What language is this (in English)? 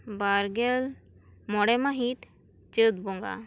Santali